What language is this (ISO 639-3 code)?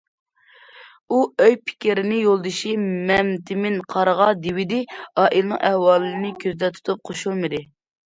uig